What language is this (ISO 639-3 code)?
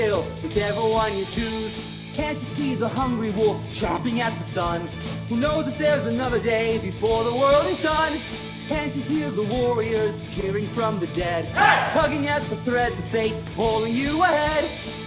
eng